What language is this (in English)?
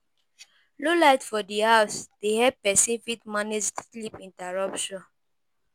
Nigerian Pidgin